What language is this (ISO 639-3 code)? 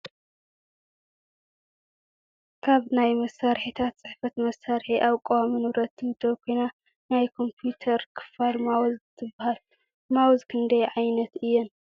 tir